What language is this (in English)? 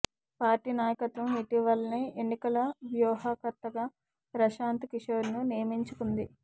Telugu